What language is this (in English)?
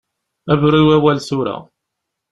Kabyle